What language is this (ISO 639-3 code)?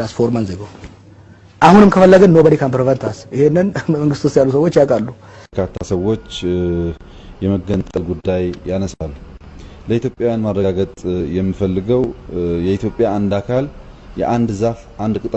ind